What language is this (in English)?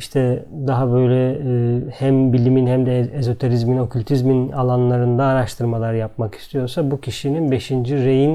Turkish